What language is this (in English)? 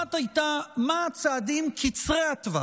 Hebrew